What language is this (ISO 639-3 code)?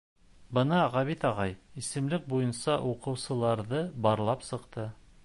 bak